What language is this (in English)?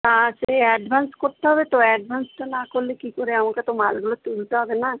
Bangla